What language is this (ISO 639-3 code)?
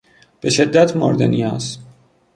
fas